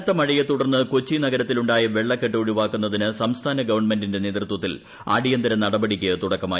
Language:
Malayalam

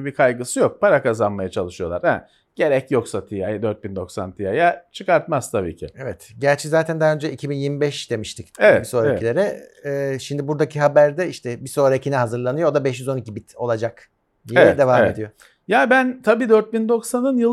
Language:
Turkish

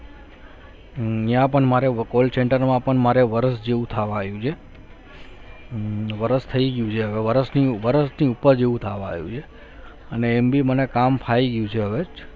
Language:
Gujarati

